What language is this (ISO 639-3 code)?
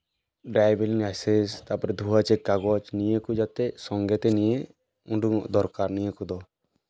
sat